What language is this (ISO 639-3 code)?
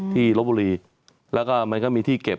tha